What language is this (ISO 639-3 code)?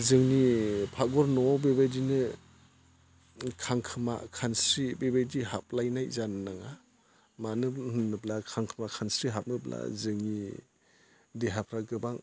brx